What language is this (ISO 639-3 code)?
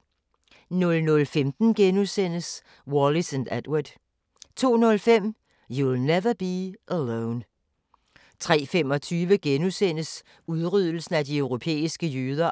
dan